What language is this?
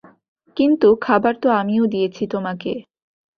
Bangla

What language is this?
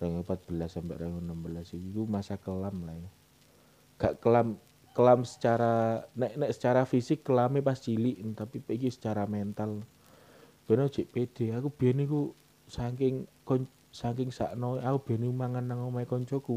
Indonesian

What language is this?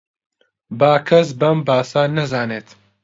Central Kurdish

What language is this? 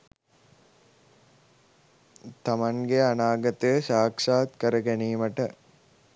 Sinhala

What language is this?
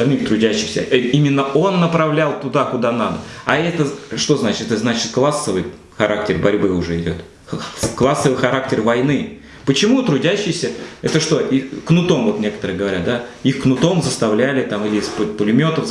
Russian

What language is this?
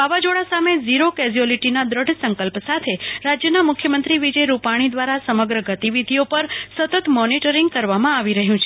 Gujarati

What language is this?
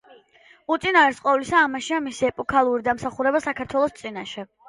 Georgian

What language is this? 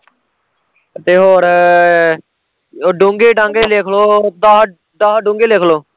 Punjabi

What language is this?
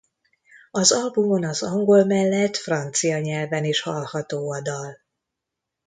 Hungarian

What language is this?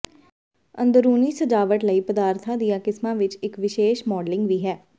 Punjabi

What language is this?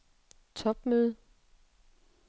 Danish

